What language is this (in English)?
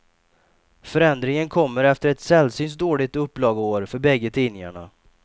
Swedish